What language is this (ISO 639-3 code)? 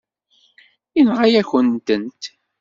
kab